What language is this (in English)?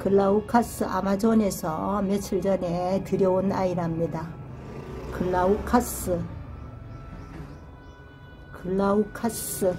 Korean